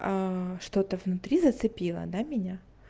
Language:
Russian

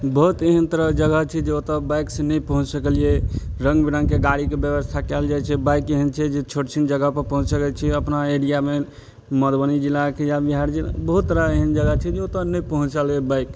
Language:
Maithili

